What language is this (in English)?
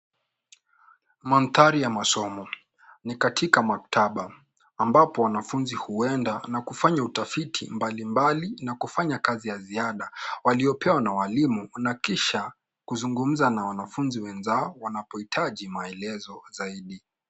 Swahili